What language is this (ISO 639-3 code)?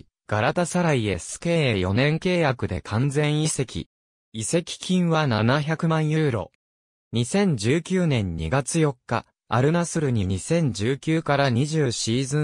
jpn